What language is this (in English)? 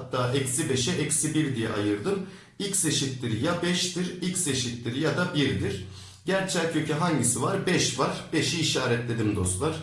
Turkish